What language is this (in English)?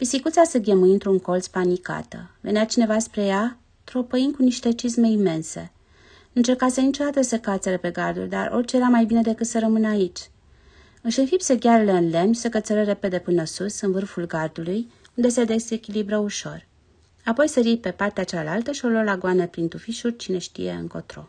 Romanian